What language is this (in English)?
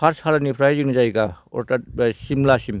Bodo